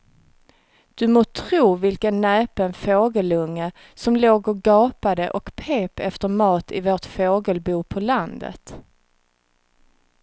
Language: Swedish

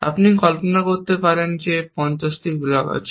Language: Bangla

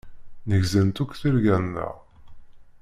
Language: Kabyle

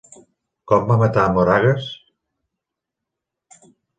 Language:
Catalan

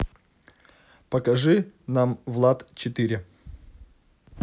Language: Russian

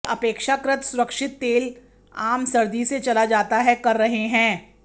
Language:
Hindi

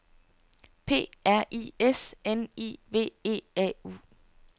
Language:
Danish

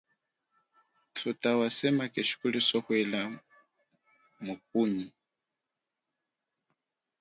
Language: Chokwe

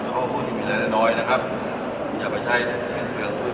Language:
Thai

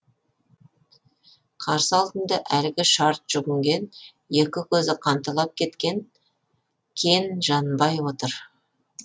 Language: Kazakh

